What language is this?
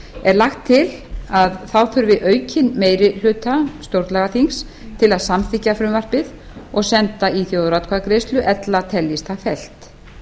Icelandic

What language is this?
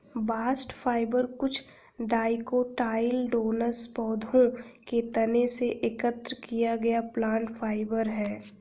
Hindi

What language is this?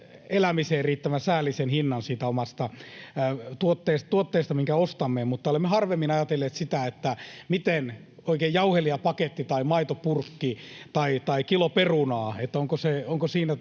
Finnish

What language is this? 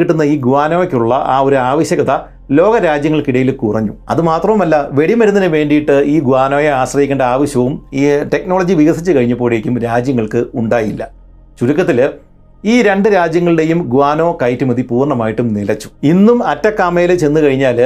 Malayalam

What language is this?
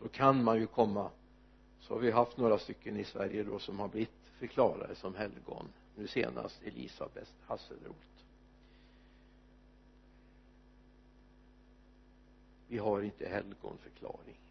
Swedish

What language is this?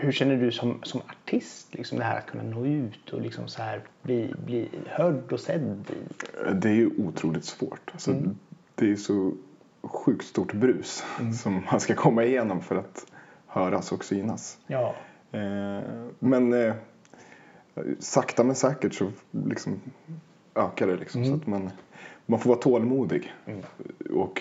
Swedish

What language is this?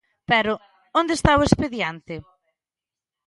Galician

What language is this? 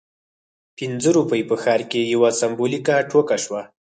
Pashto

